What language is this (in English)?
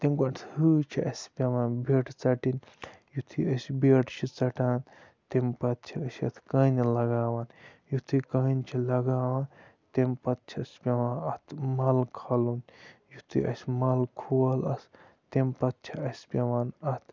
Kashmiri